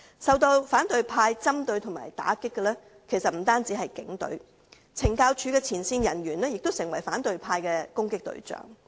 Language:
Cantonese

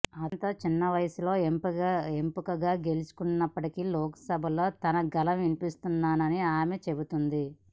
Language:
Telugu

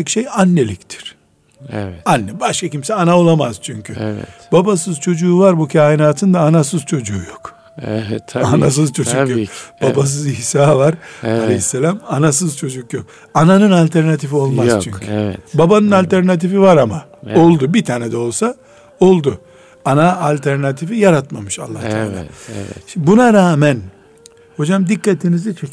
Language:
Turkish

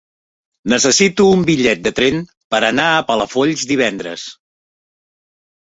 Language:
Catalan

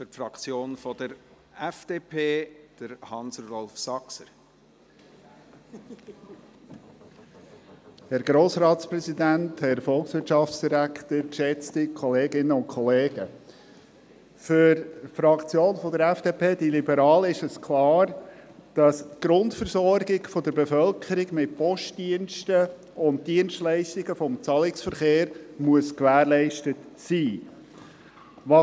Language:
Swiss German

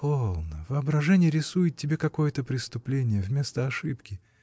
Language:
Russian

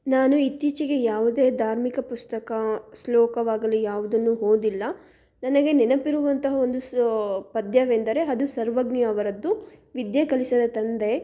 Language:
Kannada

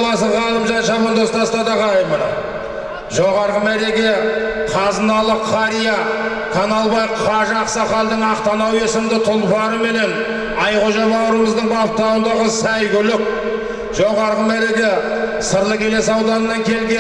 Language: Turkish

